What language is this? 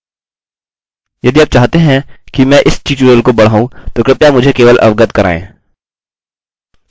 Hindi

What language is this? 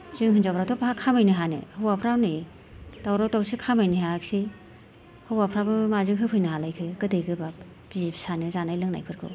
Bodo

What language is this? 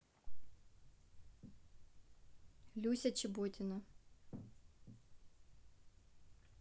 Russian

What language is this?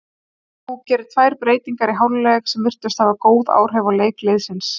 Icelandic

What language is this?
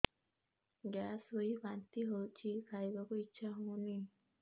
Odia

